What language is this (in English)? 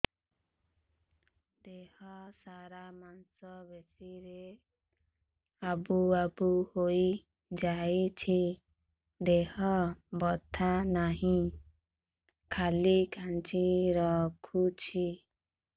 Odia